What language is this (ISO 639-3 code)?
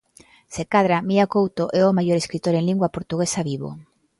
glg